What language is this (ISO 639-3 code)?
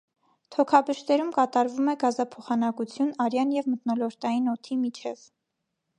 hye